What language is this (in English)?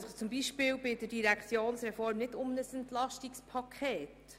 Swiss German